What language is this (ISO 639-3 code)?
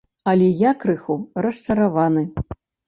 bel